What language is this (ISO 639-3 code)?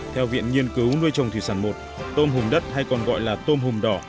vie